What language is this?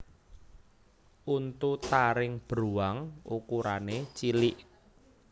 Javanese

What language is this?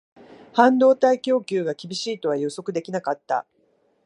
Japanese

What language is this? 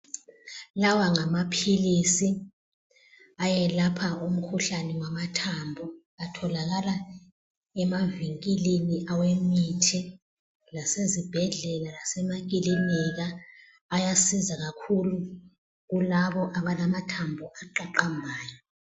North Ndebele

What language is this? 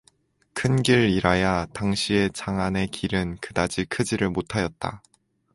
Korean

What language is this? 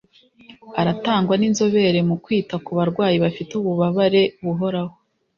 Kinyarwanda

